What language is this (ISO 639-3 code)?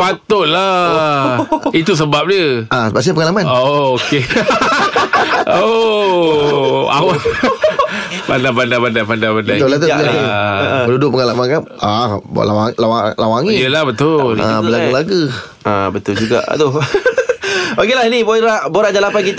msa